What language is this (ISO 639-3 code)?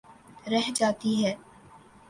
urd